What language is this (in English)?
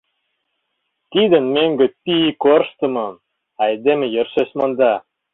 Mari